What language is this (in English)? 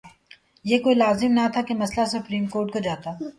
Urdu